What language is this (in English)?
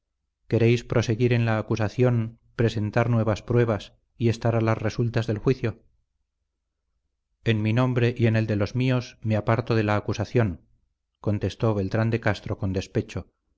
Spanish